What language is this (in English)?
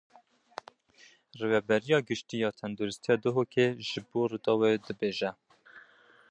Kurdish